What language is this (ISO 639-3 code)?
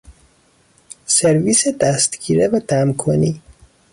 fas